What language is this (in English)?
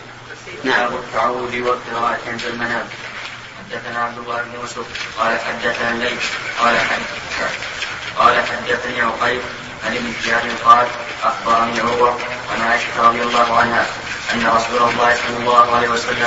Arabic